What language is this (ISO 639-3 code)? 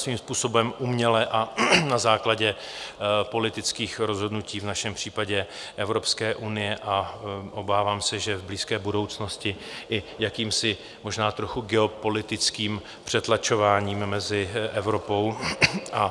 ces